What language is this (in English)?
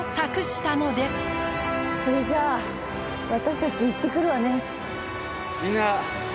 Japanese